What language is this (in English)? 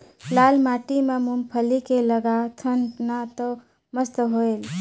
Chhattisgarhi